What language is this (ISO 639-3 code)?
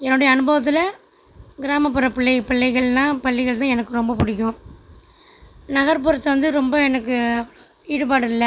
tam